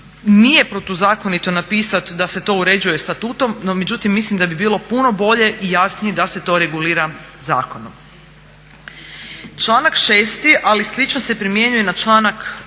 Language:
Croatian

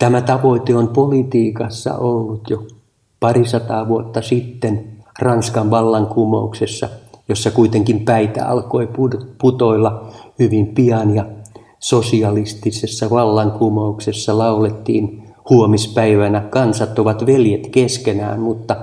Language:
Finnish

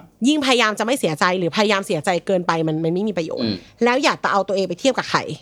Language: Thai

